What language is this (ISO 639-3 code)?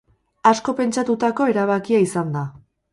eus